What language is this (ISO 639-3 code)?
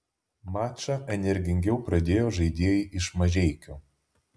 lit